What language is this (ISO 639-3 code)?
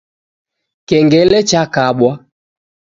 dav